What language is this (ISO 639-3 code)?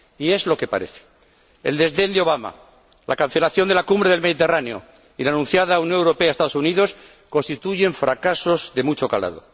spa